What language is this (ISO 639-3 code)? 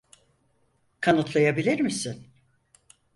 tur